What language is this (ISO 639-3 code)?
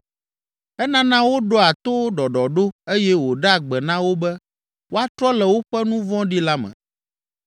ewe